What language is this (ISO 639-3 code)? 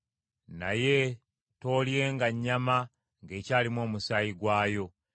lug